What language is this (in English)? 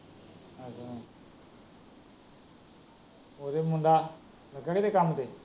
Punjabi